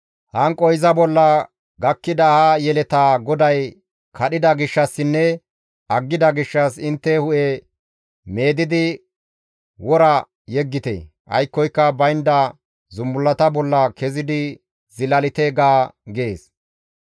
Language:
Gamo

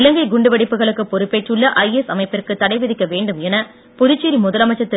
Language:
Tamil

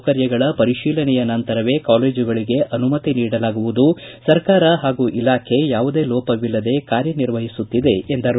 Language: Kannada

